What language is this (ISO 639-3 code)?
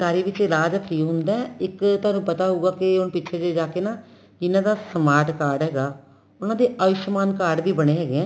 pan